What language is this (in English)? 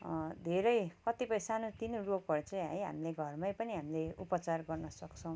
Nepali